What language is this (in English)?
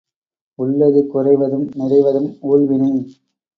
Tamil